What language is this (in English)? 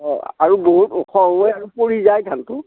Assamese